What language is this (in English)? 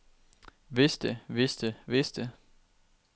Danish